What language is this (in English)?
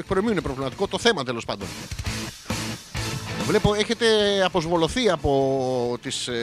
Greek